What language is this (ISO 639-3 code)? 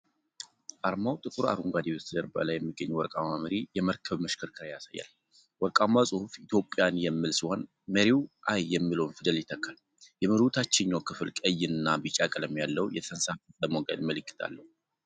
amh